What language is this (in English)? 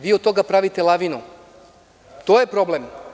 Serbian